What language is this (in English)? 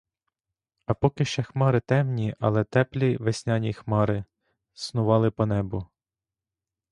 Ukrainian